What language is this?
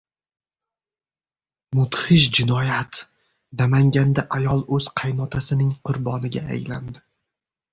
Uzbek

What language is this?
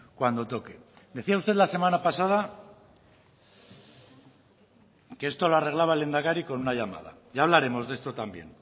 Spanish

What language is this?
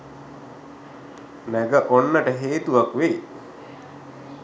Sinhala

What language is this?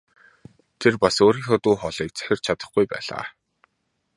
Mongolian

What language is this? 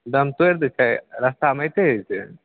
Maithili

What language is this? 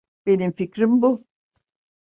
Turkish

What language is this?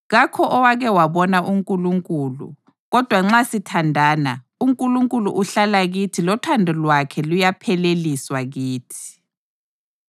North Ndebele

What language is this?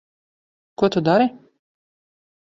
Latvian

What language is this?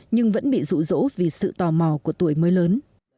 Vietnamese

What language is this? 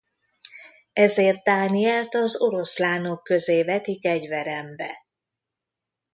Hungarian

